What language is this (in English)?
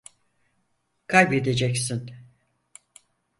Turkish